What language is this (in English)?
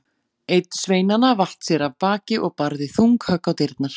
Icelandic